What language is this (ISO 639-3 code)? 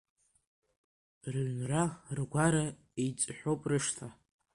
abk